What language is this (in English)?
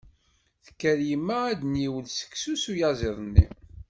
Kabyle